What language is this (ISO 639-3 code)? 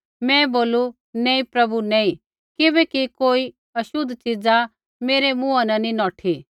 kfx